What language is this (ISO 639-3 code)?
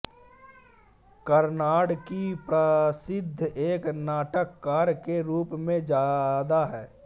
hin